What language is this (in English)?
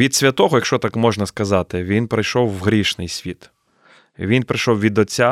Ukrainian